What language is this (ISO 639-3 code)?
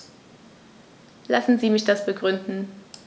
deu